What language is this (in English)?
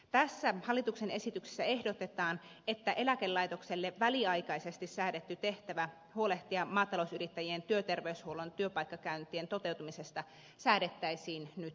Finnish